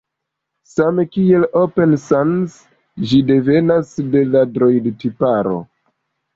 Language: Esperanto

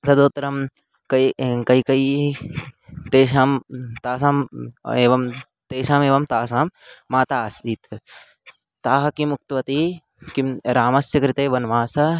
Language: Sanskrit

